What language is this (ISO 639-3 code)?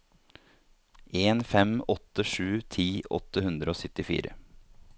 nor